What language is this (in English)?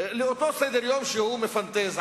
Hebrew